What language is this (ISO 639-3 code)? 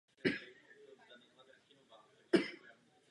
ces